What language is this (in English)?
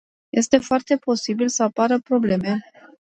Romanian